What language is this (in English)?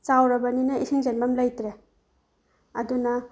Manipuri